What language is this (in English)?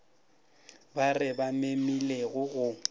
Northern Sotho